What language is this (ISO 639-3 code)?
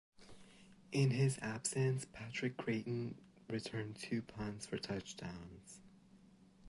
eng